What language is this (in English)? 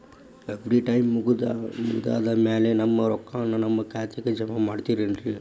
Kannada